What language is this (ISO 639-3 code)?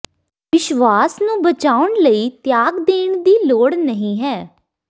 pan